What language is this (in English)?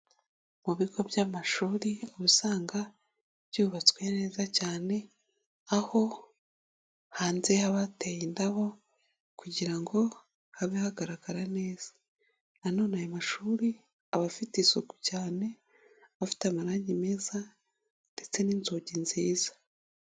Kinyarwanda